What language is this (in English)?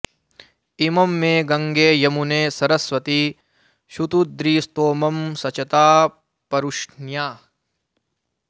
Sanskrit